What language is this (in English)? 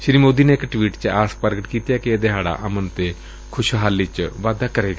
Punjabi